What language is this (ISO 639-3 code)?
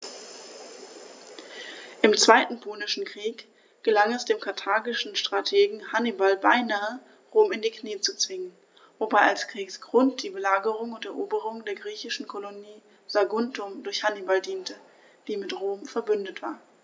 deu